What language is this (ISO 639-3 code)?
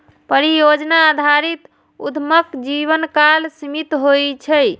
mai